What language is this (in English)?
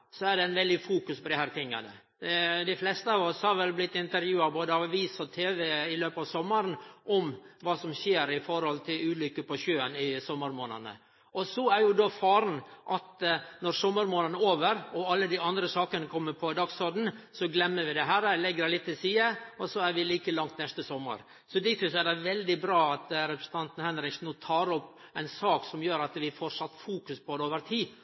Norwegian Nynorsk